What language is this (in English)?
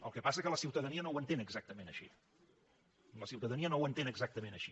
Catalan